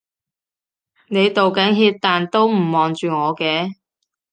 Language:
Cantonese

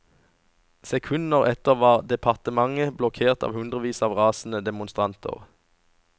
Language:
Norwegian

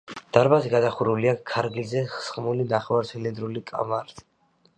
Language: Georgian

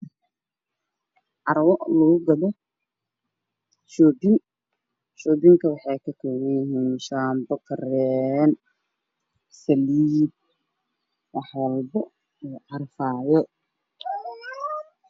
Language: Somali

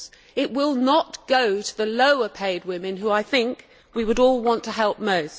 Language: English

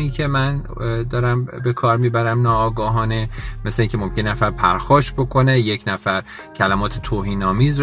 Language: Persian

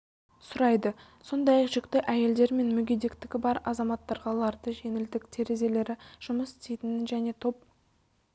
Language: Kazakh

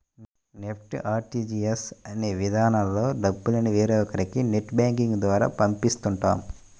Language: Telugu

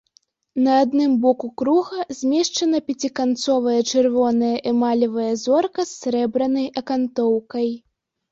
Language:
Belarusian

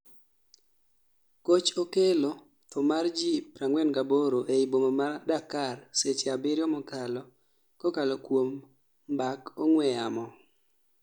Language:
Luo (Kenya and Tanzania)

